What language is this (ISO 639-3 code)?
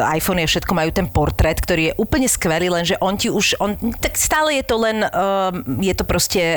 slk